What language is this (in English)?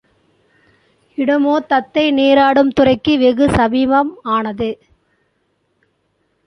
Tamil